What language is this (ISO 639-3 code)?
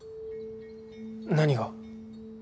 jpn